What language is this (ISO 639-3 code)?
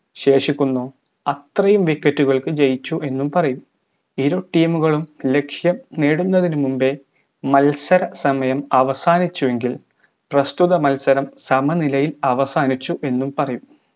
mal